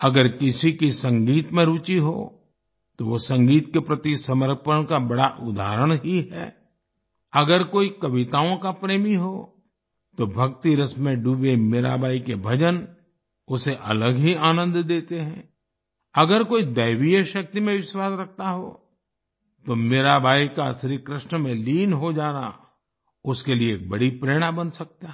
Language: Hindi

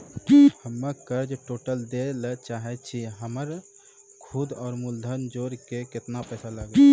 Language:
Maithili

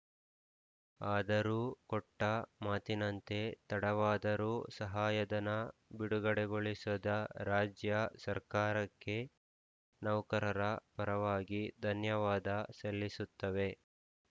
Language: Kannada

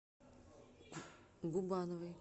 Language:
Russian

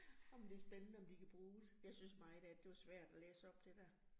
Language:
Danish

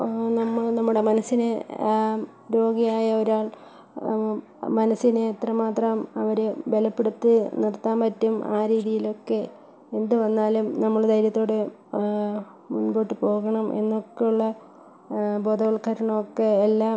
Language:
Malayalam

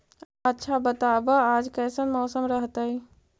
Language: Magahi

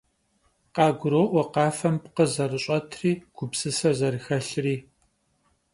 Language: Kabardian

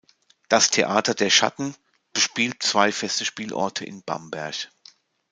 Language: German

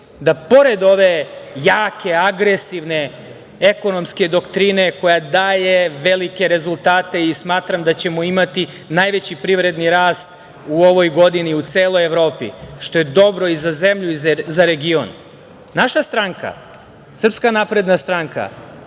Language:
Serbian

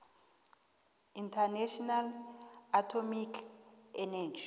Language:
South Ndebele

